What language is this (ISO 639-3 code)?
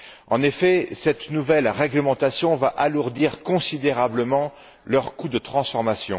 fra